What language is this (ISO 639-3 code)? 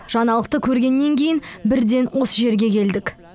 kaz